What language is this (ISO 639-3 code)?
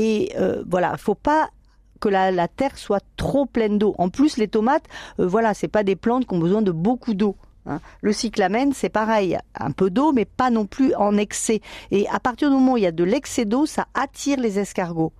fra